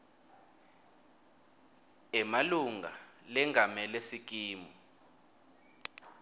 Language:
Swati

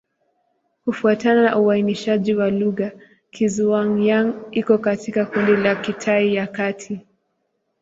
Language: Swahili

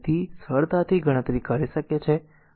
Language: Gujarati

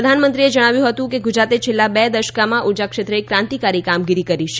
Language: Gujarati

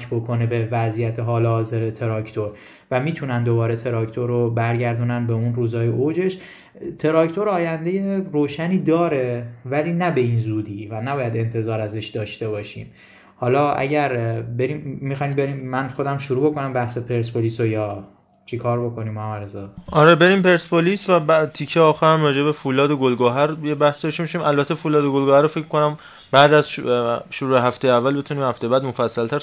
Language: Persian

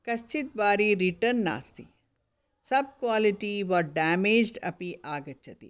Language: Sanskrit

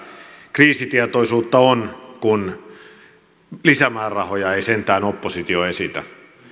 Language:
Finnish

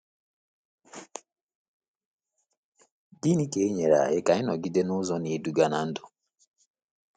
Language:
Igbo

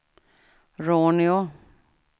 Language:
Swedish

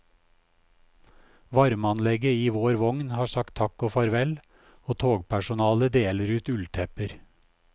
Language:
Norwegian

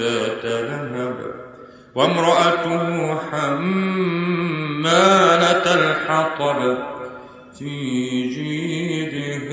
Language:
Arabic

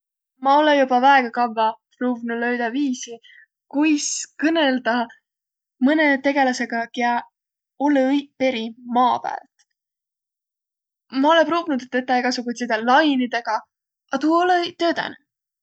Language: Võro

